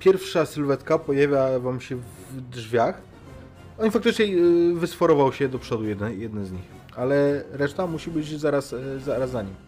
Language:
Polish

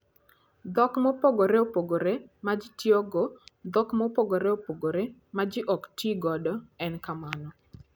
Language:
Luo (Kenya and Tanzania)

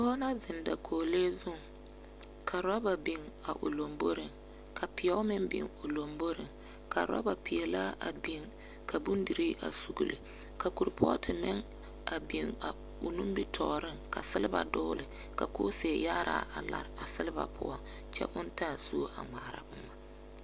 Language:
Southern Dagaare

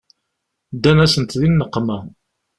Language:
Kabyle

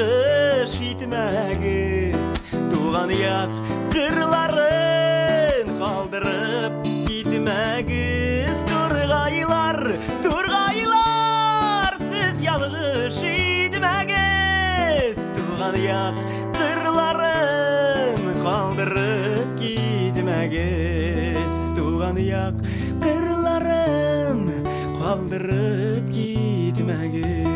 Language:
Turkish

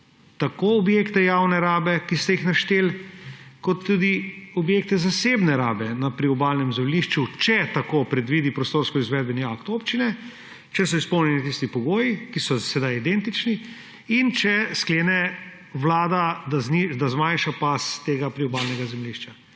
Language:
Slovenian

